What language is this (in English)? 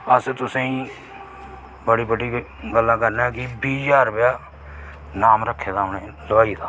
Dogri